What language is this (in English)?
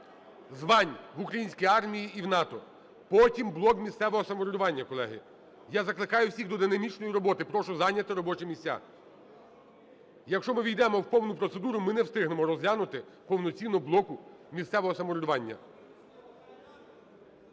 Ukrainian